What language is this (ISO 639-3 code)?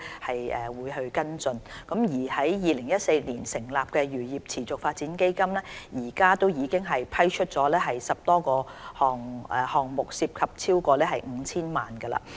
yue